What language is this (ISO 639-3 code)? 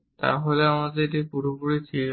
ben